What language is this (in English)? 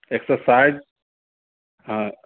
Urdu